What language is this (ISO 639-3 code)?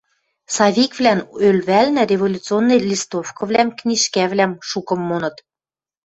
mrj